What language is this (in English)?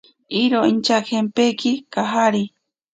Ashéninka Perené